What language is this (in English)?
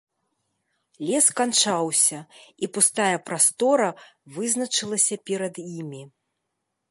Belarusian